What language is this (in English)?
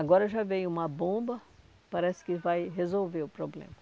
Portuguese